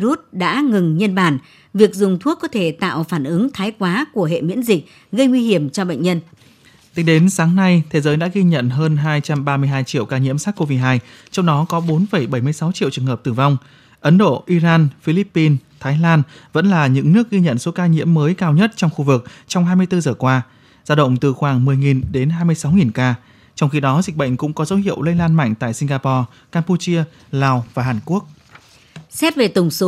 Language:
Vietnamese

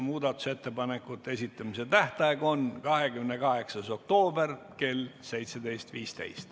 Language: Estonian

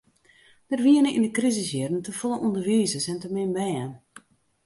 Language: Western Frisian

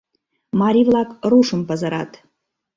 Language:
Mari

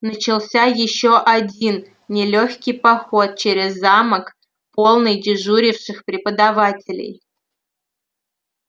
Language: Russian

